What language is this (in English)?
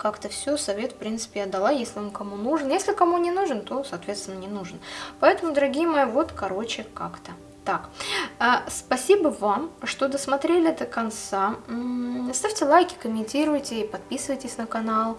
Russian